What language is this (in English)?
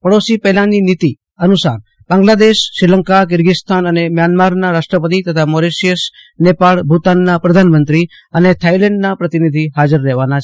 Gujarati